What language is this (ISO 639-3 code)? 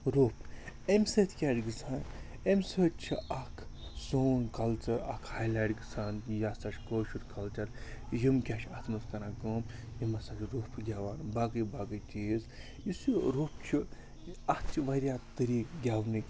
kas